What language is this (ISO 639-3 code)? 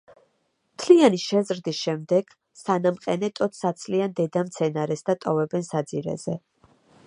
kat